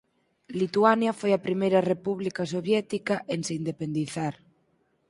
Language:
Galician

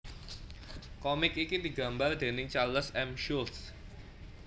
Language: Javanese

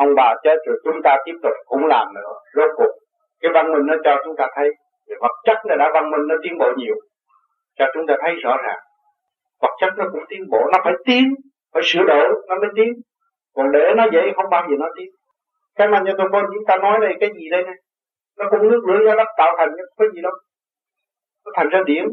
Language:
Vietnamese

